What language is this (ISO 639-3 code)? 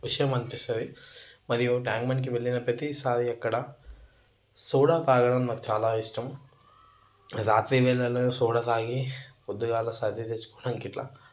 tel